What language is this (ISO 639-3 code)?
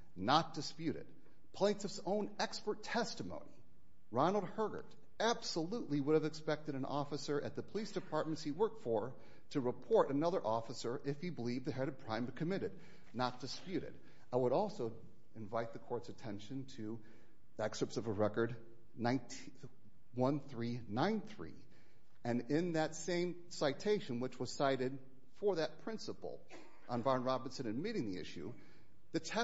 eng